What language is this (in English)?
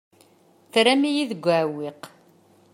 Kabyle